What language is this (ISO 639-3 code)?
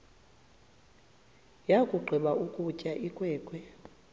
xho